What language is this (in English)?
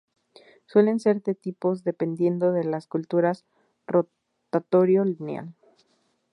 Spanish